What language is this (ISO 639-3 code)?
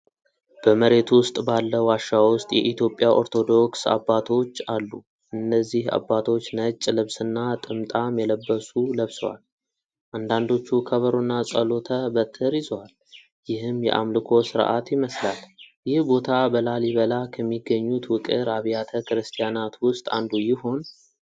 amh